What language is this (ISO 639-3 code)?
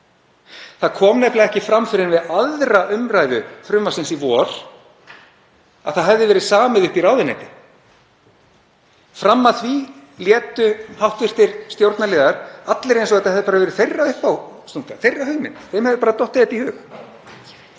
isl